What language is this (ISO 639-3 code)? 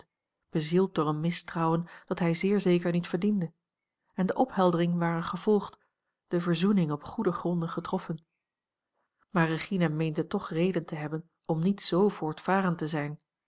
nld